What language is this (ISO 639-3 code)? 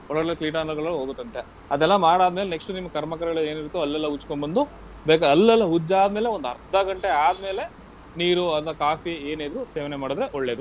kan